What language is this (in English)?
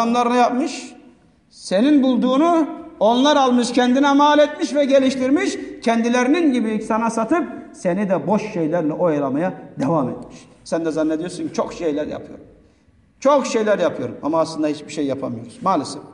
Turkish